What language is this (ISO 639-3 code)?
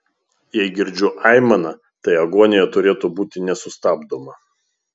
lit